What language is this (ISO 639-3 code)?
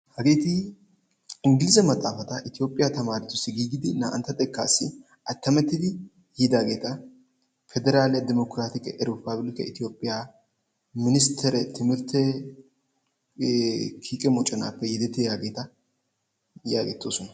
wal